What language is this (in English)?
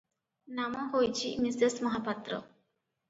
Odia